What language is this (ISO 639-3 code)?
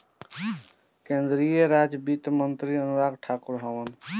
bho